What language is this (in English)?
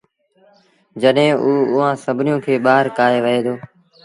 Sindhi Bhil